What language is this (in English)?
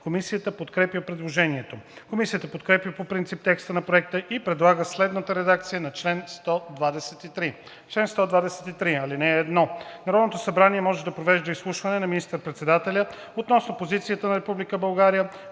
Bulgarian